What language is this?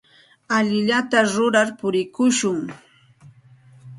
Santa Ana de Tusi Pasco Quechua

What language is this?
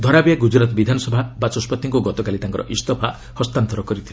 Odia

